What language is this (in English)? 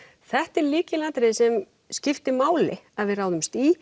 Icelandic